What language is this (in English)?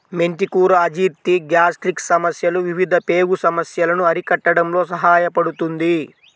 Telugu